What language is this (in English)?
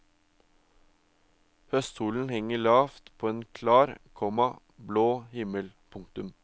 Norwegian